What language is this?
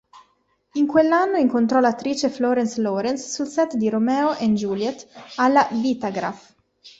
Italian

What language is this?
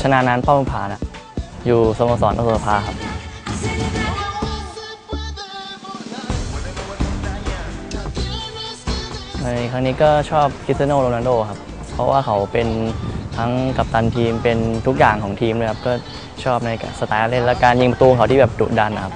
Thai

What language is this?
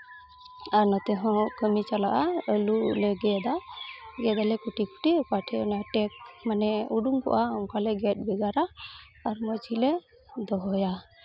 Santali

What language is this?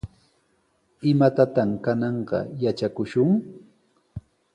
Sihuas Ancash Quechua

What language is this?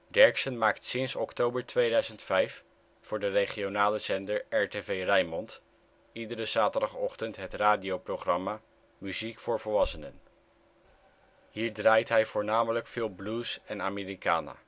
Dutch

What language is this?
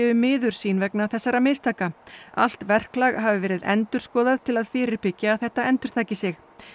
Icelandic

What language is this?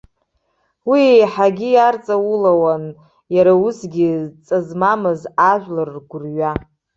Abkhazian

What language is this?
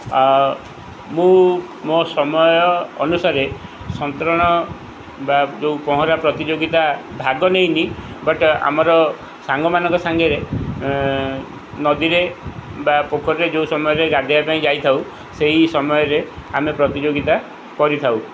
Odia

